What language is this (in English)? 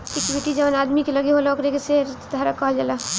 Bhojpuri